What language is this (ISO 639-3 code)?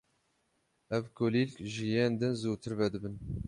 kur